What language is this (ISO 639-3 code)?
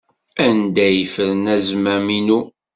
kab